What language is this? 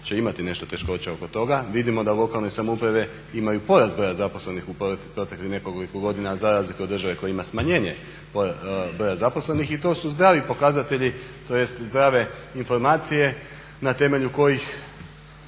Croatian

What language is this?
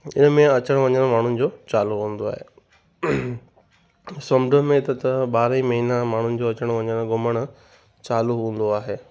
Sindhi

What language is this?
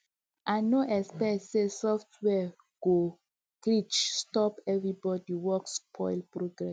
Nigerian Pidgin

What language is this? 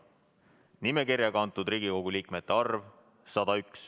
Estonian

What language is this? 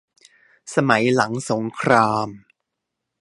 Thai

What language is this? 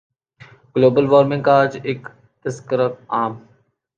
Urdu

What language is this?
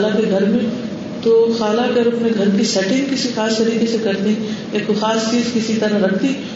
Urdu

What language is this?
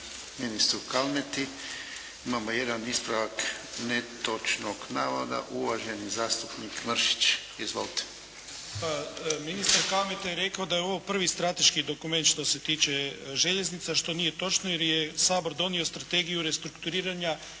Croatian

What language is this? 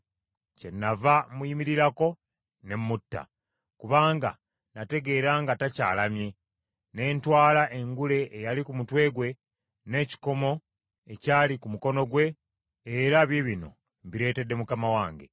Ganda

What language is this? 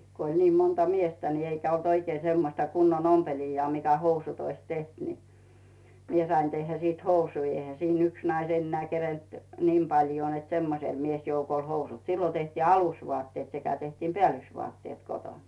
Finnish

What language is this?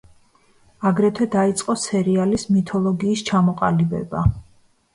Georgian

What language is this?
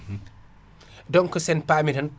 Fula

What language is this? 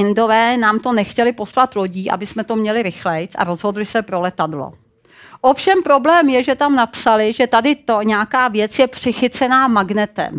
Czech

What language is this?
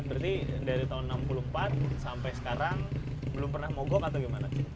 Indonesian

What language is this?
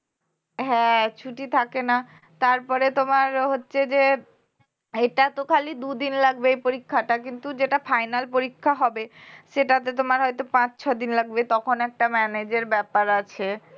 Bangla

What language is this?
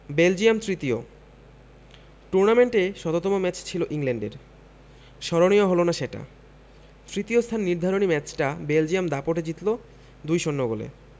Bangla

